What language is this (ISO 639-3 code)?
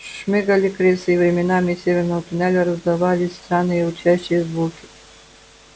rus